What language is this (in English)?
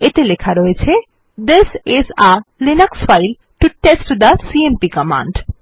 Bangla